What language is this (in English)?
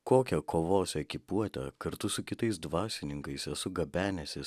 Lithuanian